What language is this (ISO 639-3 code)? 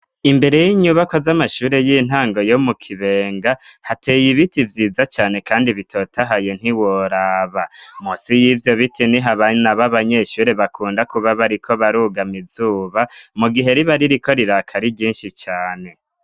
run